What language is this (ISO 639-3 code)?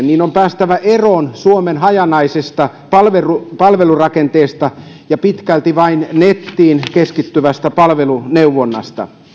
fin